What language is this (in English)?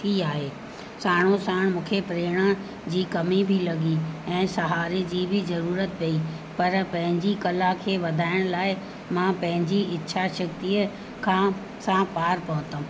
Sindhi